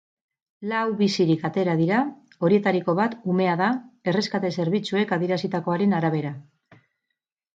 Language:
Basque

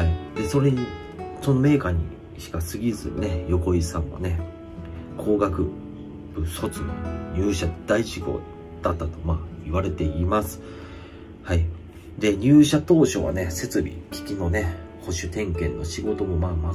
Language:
Japanese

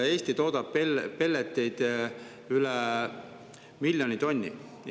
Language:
Estonian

